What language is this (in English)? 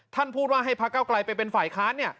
Thai